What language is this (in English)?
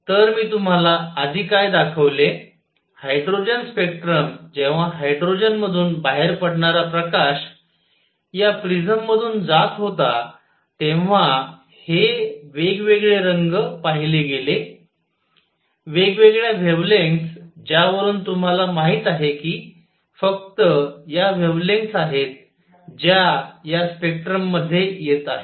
Marathi